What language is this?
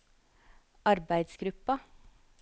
Norwegian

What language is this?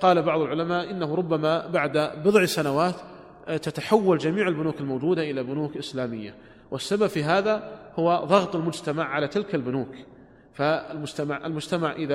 Arabic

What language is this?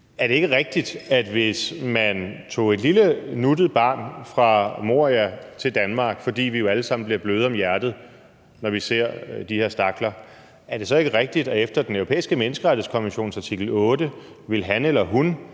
Danish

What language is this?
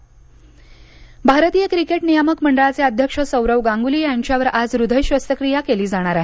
Marathi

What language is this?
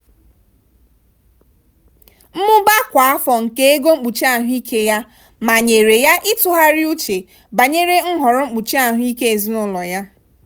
Igbo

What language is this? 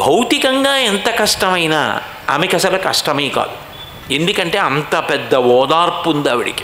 Telugu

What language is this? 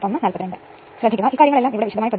Malayalam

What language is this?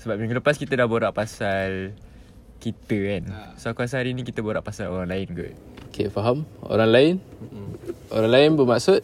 Malay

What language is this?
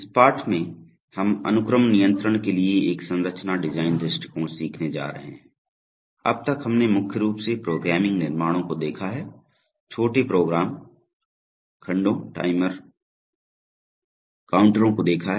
Hindi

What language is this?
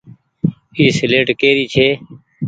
Goaria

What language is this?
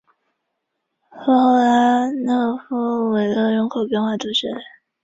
Chinese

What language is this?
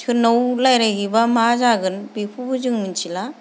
Bodo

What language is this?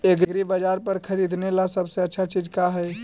Magahi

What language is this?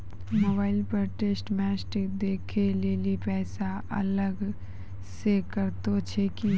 Maithili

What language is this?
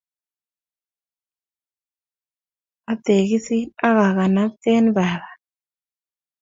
Kalenjin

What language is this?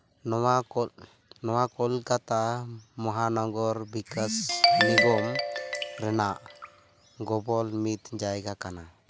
Santali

